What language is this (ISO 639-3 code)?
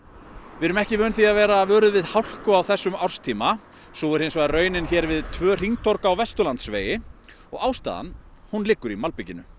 isl